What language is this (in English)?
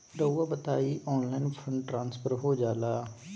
Magahi